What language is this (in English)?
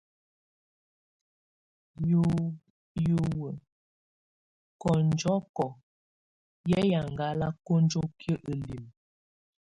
Tunen